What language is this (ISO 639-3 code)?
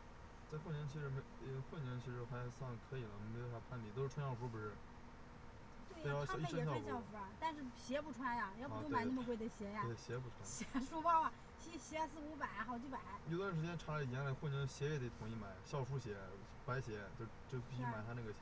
zho